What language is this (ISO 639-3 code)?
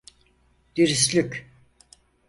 tur